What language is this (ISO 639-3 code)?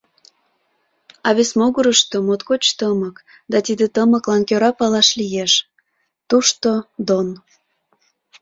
chm